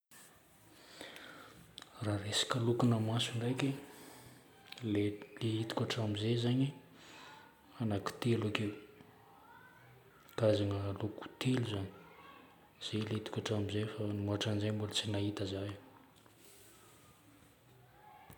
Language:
Northern Betsimisaraka Malagasy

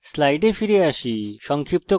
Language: Bangla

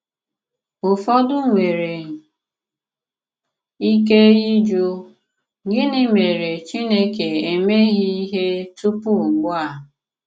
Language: Igbo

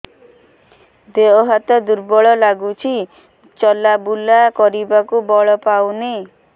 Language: Odia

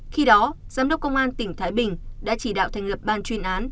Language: Vietnamese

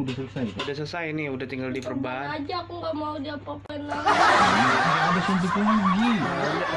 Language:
Indonesian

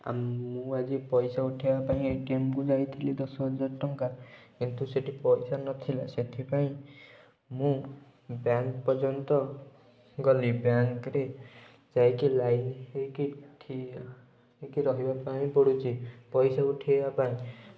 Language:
Odia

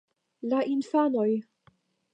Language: Esperanto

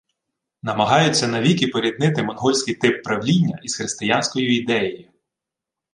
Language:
Ukrainian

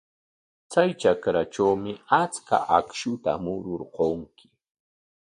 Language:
Corongo Ancash Quechua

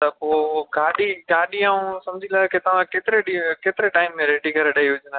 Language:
Sindhi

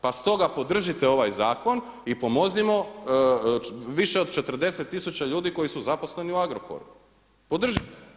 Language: Croatian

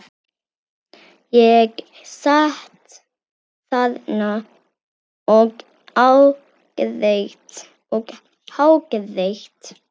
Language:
Icelandic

